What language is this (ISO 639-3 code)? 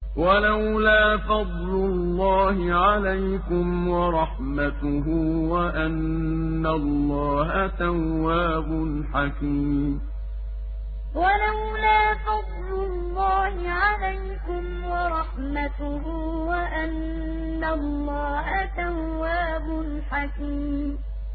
ara